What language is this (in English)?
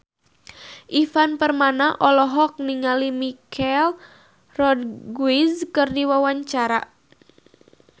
Sundanese